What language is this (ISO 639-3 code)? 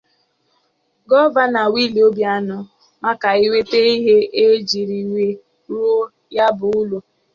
ibo